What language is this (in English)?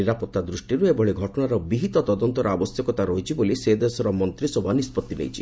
Odia